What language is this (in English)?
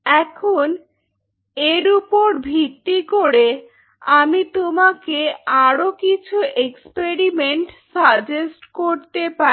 Bangla